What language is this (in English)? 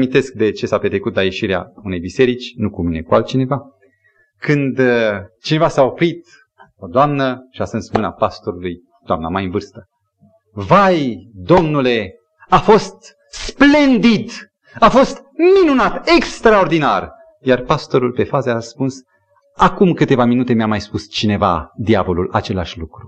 Romanian